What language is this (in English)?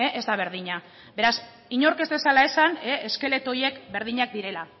Basque